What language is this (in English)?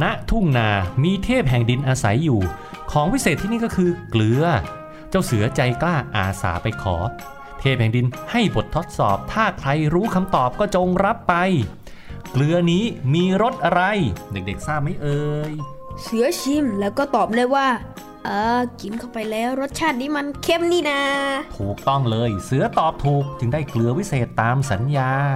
Thai